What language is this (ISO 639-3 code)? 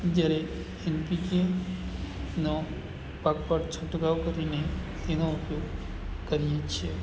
guj